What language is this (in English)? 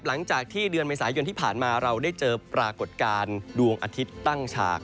Thai